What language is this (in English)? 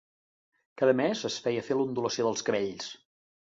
Catalan